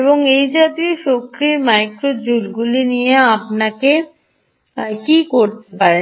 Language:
Bangla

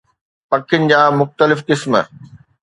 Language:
Sindhi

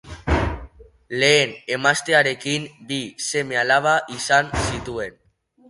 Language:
Basque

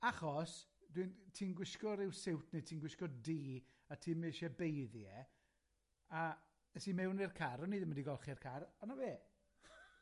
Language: Welsh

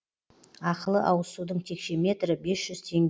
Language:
Kazakh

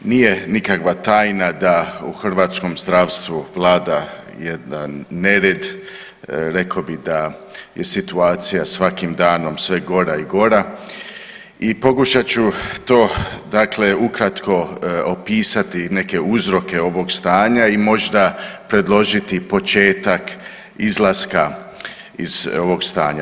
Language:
Croatian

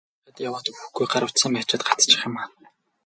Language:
Mongolian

